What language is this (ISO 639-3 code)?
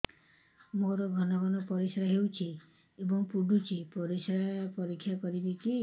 ori